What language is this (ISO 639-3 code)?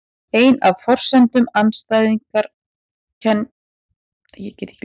isl